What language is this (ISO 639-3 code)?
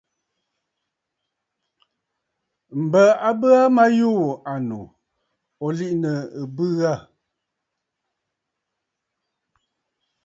bfd